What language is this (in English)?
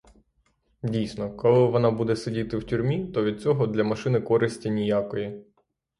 Ukrainian